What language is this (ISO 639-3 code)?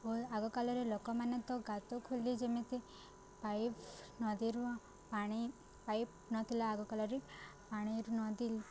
ori